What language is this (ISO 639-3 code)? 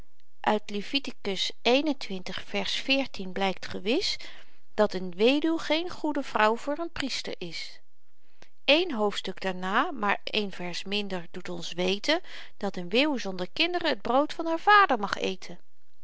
nld